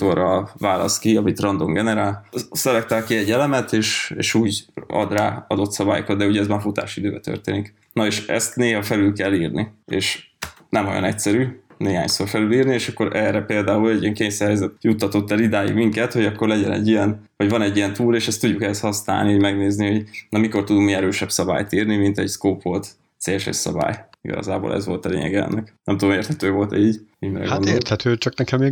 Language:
Hungarian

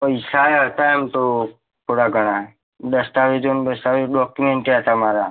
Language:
Gujarati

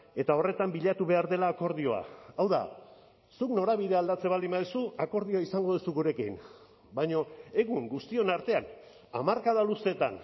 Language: Basque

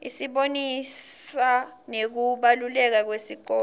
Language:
Swati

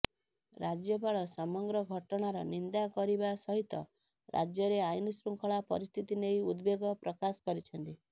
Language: Odia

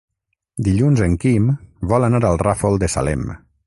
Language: Catalan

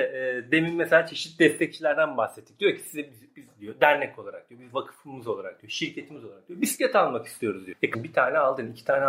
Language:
Turkish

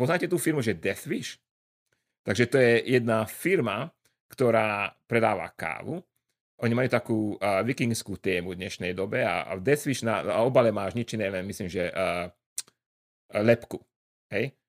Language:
Slovak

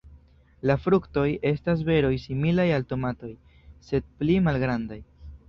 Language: Esperanto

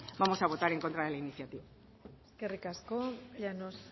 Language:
Spanish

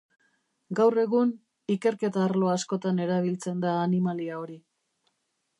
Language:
Basque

